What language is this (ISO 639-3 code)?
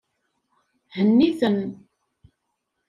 kab